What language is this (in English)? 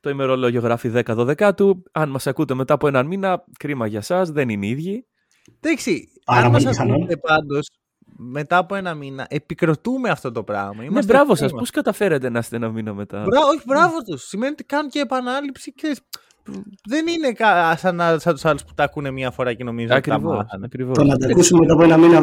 Greek